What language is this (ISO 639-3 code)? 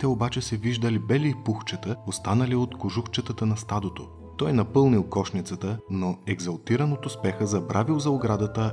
bul